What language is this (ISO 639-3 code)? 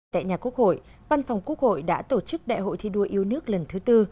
vie